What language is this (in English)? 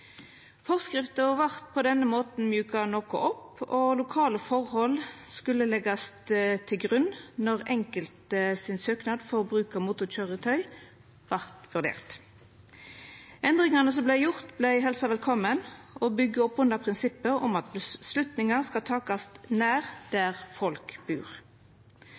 Norwegian Nynorsk